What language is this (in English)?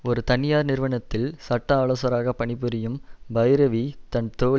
Tamil